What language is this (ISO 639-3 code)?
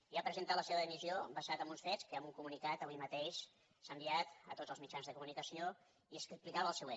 cat